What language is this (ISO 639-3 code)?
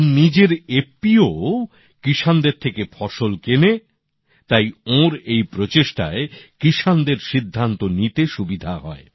ben